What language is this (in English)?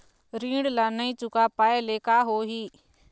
Chhattisgarhi